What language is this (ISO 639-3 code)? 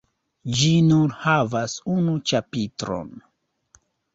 epo